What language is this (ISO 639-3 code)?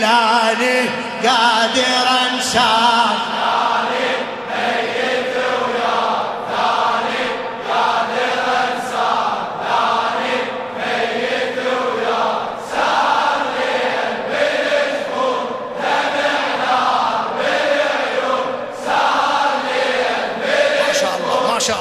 ara